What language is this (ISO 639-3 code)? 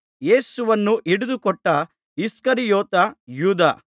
kan